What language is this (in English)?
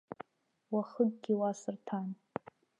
Abkhazian